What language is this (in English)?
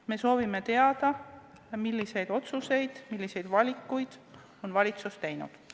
Estonian